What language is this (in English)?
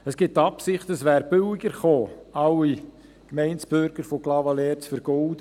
Swiss German